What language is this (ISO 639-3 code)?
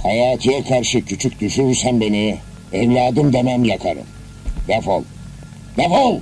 tur